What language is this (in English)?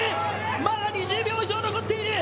Japanese